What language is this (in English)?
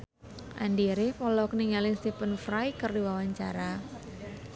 Sundanese